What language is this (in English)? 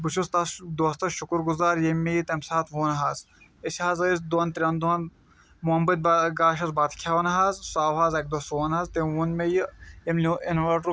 Kashmiri